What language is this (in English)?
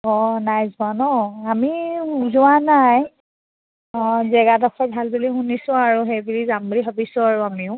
Assamese